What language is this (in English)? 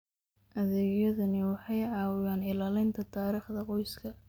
Somali